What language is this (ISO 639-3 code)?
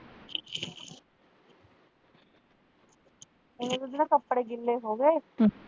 pan